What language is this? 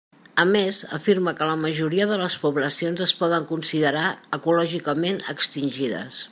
Catalan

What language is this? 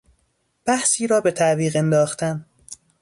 Persian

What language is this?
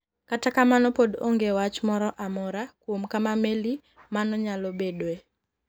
Luo (Kenya and Tanzania)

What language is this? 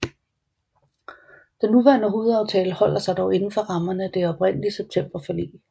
Danish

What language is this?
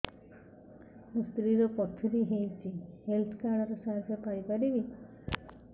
Odia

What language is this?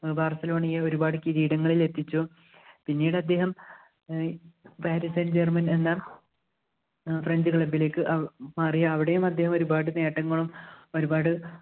Malayalam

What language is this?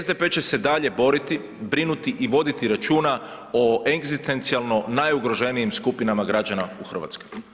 Croatian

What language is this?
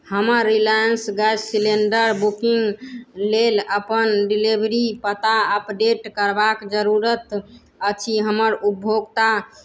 Maithili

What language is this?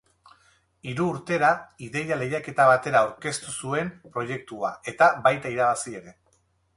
Basque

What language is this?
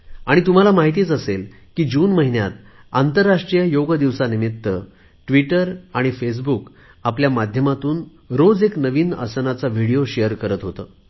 Marathi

